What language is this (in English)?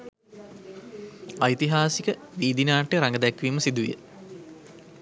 Sinhala